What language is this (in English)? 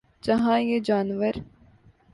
Urdu